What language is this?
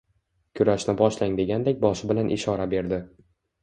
Uzbek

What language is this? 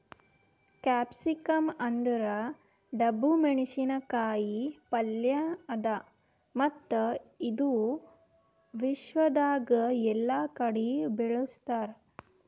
Kannada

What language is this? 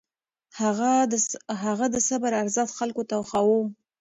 Pashto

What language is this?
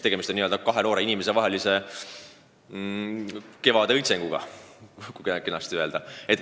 Estonian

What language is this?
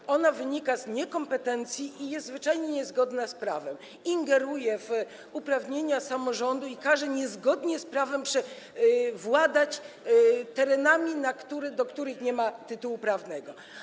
Polish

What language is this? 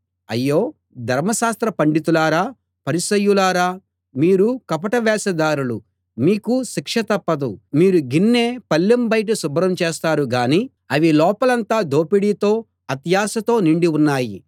Telugu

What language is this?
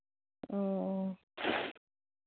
Manipuri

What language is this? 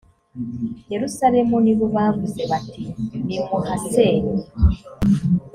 Kinyarwanda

